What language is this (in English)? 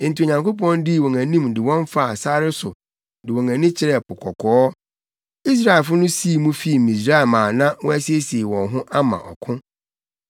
Akan